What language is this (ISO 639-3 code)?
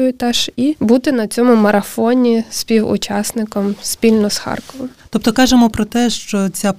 ukr